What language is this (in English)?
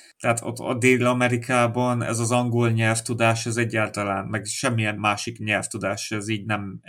Hungarian